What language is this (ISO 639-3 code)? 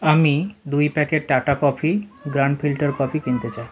ben